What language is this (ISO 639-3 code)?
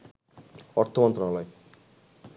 ben